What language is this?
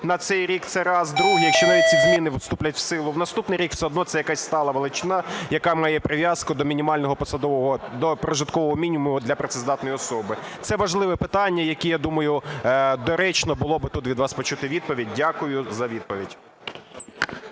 Ukrainian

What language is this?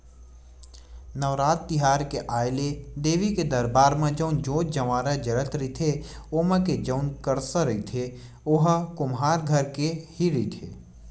Chhattisgarhi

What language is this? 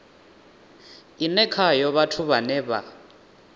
Venda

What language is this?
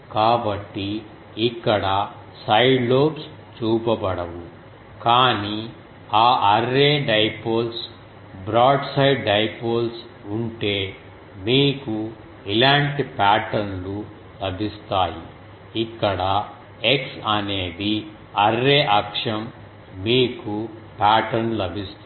Telugu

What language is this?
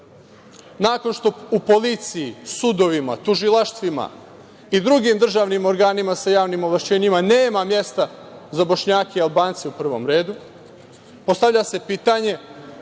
Serbian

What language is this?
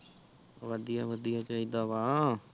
Punjabi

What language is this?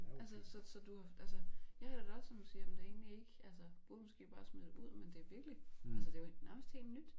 Danish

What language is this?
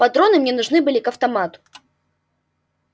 Russian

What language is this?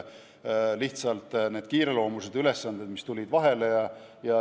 Estonian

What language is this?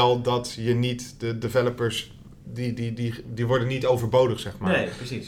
Dutch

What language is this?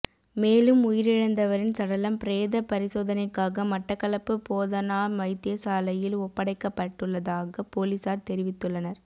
Tamil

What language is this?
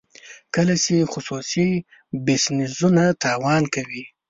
Pashto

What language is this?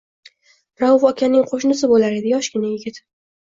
Uzbek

